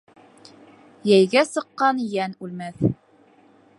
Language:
Bashkir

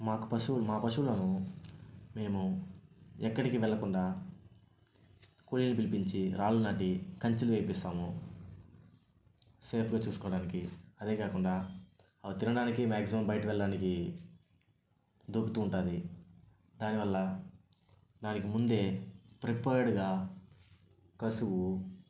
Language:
Telugu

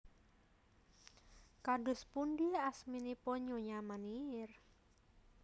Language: Javanese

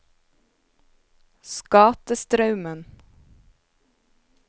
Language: Norwegian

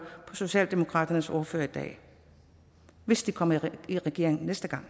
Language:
Danish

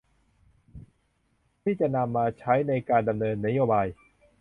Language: Thai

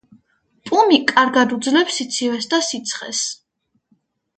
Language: Georgian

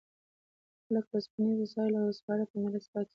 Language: Pashto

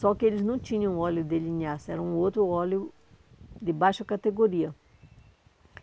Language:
Portuguese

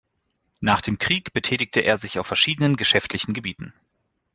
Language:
German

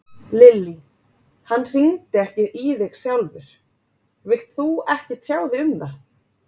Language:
Icelandic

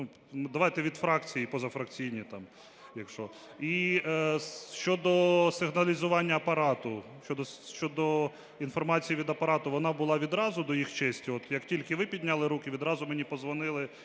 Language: Ukrainian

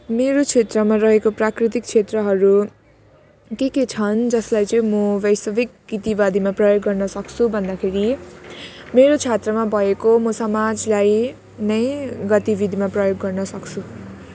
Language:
Nepali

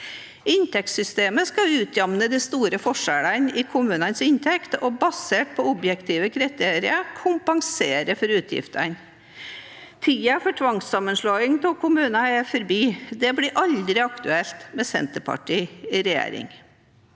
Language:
Norwegian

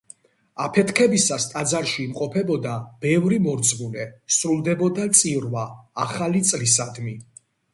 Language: Georgian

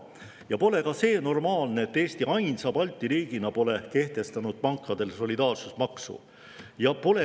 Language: Estonian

